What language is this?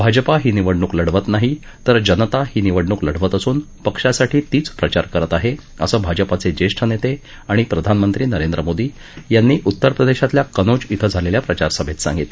Marathi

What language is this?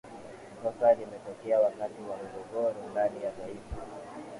Swahili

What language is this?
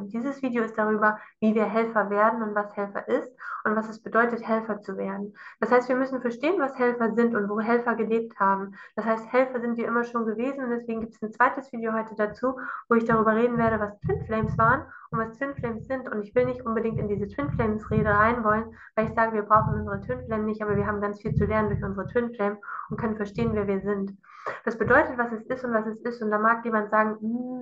German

